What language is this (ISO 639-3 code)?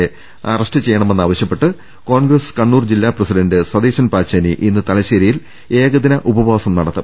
mal